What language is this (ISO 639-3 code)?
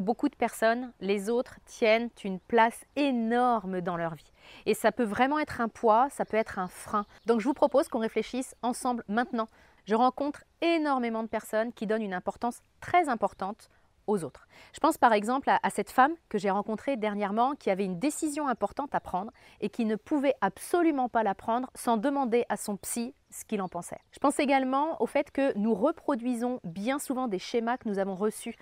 fra